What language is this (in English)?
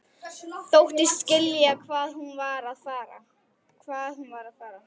Icelandic